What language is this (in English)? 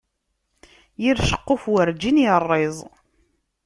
Kabyle